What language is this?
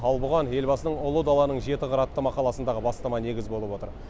Kazakh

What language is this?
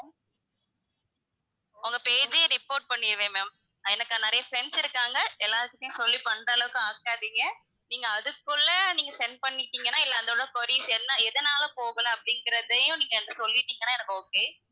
Tamil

